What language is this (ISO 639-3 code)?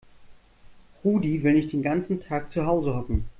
deu